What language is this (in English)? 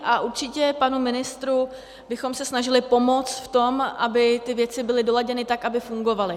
Czech